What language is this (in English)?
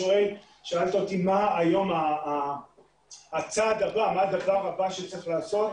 Hebrew